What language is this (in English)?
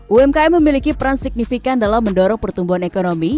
Indonesian